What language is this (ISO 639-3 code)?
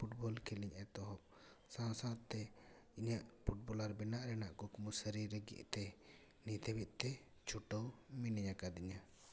sat